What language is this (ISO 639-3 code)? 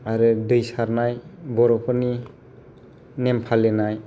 brx